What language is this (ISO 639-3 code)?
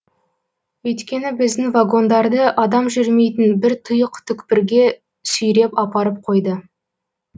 kaz